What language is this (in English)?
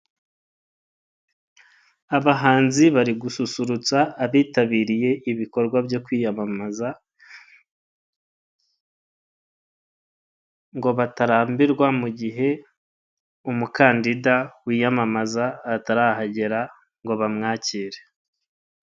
Kinyarwanda